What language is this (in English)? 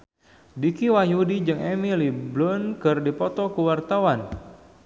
Sundanese